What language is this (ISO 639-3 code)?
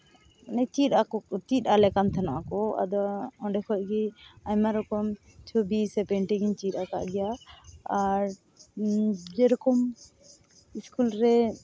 sat